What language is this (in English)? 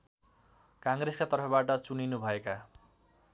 Nepali